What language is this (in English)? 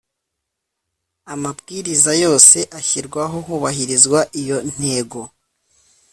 Kinyarwanda